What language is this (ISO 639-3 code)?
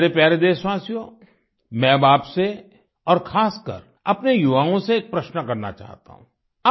hin